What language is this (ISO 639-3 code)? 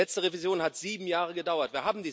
deu